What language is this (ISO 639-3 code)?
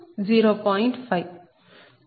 tel